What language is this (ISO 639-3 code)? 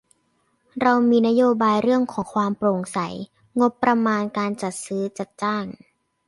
tha